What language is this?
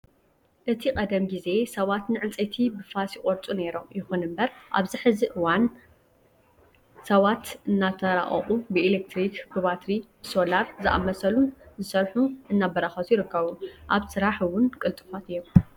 Tigrinya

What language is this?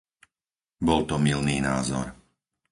Slovak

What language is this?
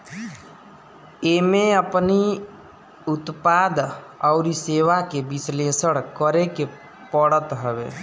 Bhojpuri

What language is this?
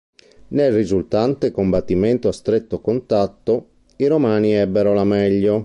Italian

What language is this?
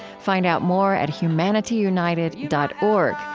English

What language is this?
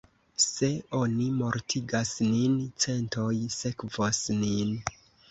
Esperanto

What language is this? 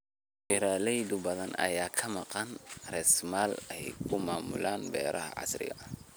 Somali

